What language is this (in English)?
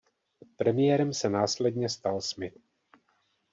Czech